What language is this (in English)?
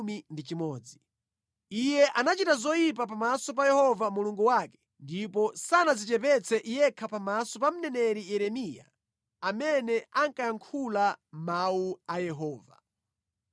Nyanja